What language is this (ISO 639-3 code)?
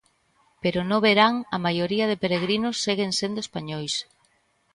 glg